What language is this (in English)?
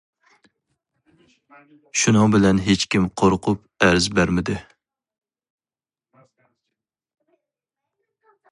Uyghur